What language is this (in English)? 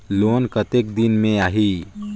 Chhattisgarhi